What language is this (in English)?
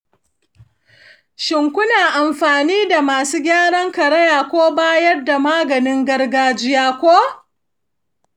Hausa